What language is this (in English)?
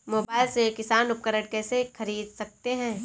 Hindi